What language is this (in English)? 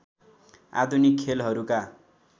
Nepali